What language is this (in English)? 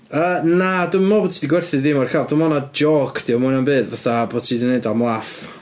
Welsh